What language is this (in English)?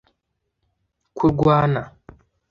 Kinyarwanda